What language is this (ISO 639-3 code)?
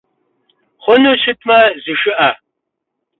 kbd